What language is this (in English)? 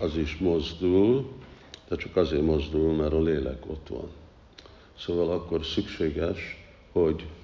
Hungarian